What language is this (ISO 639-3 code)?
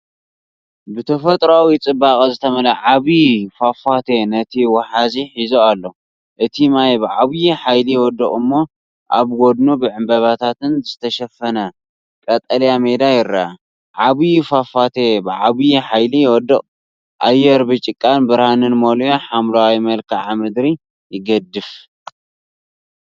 tir